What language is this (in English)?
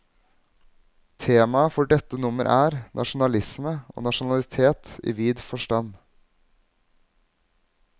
Norwegian